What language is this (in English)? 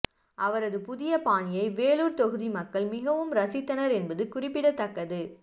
Tamil